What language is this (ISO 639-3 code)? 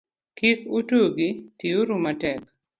luo